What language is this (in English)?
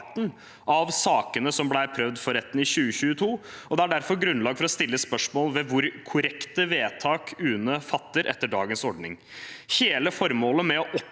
Norwegian